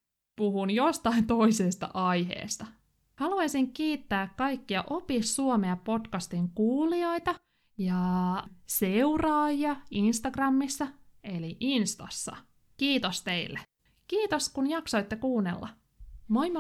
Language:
Finnish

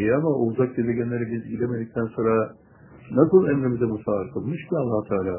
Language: Turkish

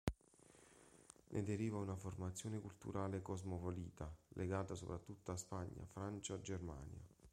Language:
Italian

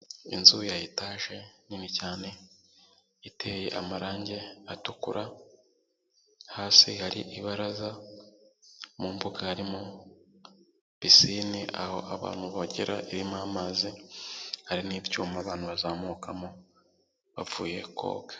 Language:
Kinyarwanda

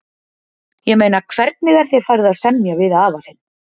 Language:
Icelandic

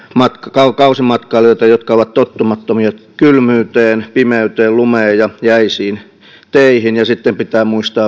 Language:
Finnish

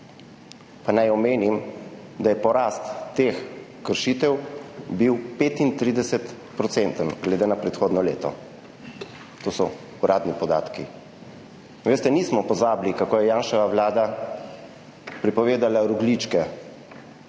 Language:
Slovenian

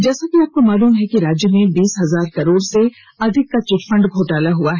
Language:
Hindi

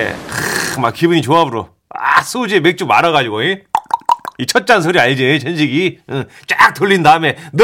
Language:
Korean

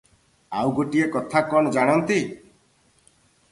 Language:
Odia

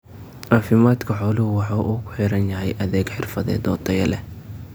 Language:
Somali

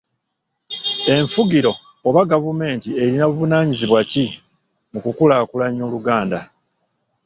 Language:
Ganda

